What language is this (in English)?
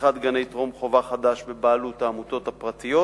Hebrew